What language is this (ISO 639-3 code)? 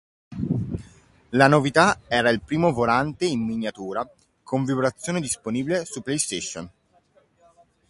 ita